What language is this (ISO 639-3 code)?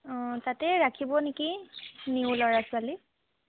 asm